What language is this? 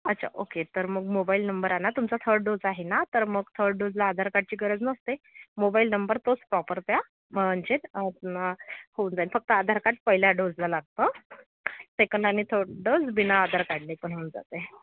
Marathi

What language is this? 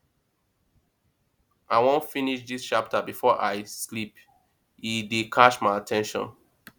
Nigerian Pidgin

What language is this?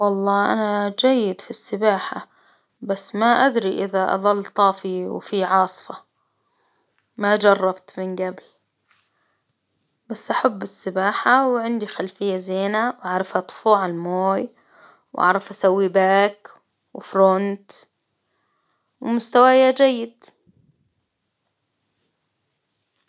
Hijazi Arabic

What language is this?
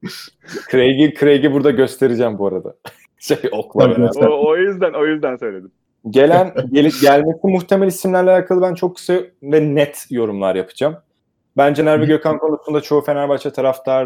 Turkish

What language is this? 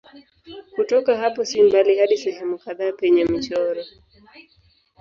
Swahili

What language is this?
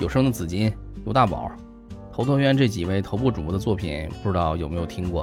Chinese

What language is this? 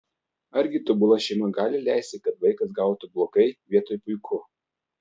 Lithuanian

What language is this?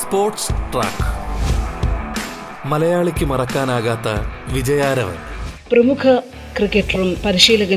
Malayalam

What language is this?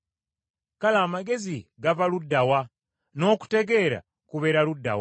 Ganda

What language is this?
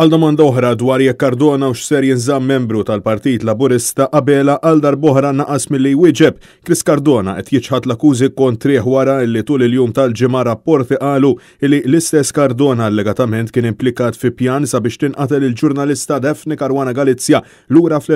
Romanian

